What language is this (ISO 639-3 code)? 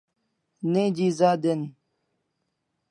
kls